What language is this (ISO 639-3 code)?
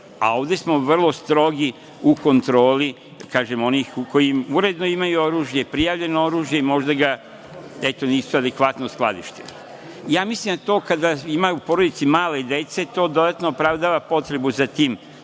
srp